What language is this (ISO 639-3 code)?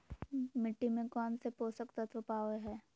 mag